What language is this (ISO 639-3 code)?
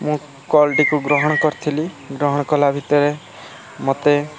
ori